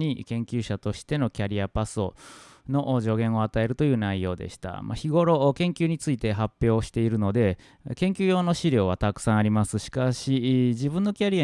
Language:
Japanese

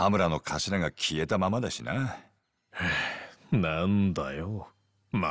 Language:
Japanese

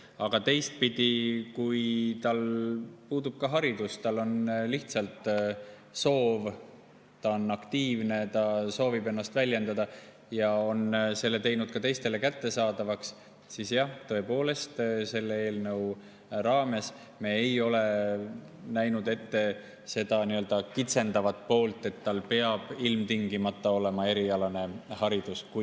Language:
Estonian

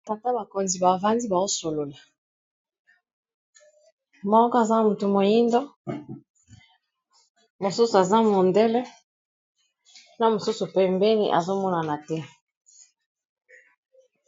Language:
Lingala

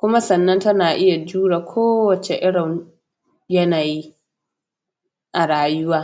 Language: Hausa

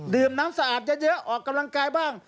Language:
Thai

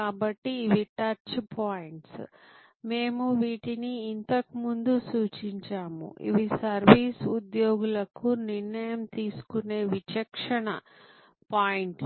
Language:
Telugu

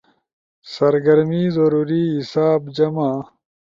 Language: Ushojo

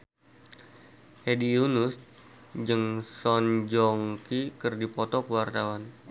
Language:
Sundanese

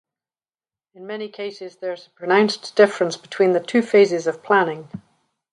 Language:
English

